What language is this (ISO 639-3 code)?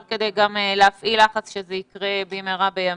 heb